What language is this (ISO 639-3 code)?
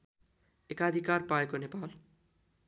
nep